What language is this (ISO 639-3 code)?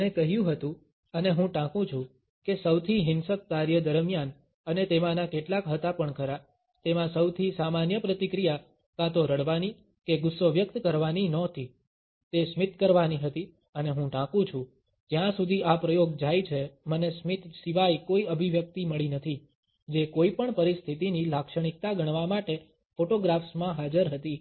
guj